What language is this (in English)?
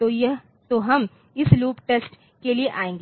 Hindi